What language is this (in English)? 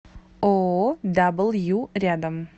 Russian